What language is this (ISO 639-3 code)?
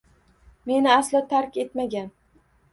uzb